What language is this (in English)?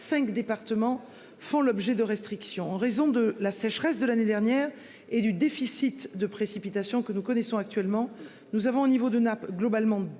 French